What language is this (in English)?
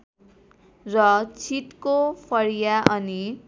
Nepali